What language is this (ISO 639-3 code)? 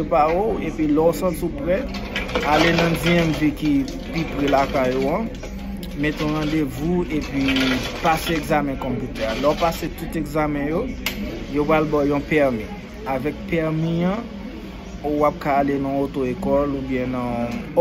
fra